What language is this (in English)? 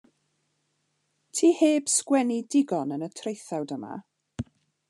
Welsh